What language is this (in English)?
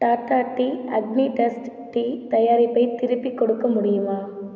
Tamil